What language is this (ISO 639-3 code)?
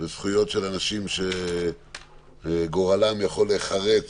heb